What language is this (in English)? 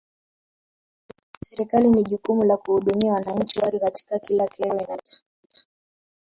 Swahili